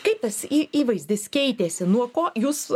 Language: Lithuanian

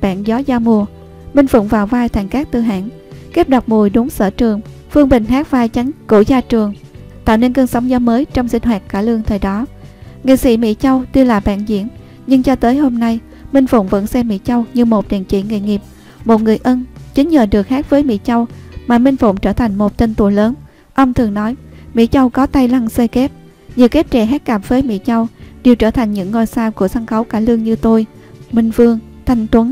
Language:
Vietnamese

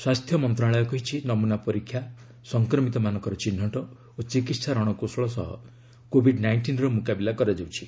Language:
Odia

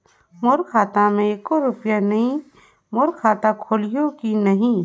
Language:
Chhattisgarhi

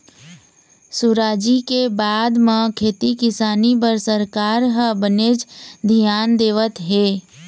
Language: Chhattisgarhi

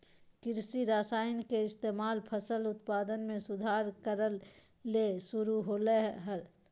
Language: Magahi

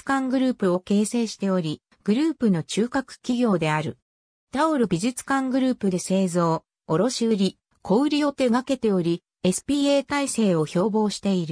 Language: Japanese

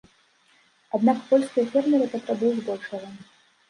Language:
Belarusian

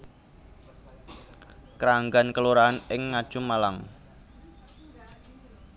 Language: Javanese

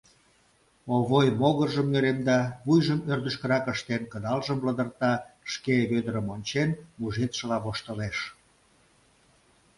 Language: Mari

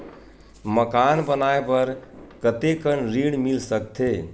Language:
Chhattisgarhi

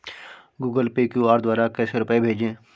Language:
Hindi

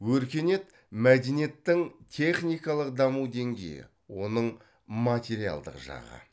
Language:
Kazakh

